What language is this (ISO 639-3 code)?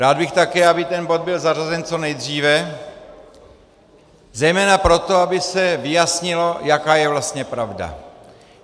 ces